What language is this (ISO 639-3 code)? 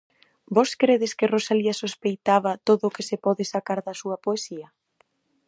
glg